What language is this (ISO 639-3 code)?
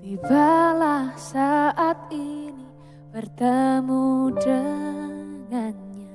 ind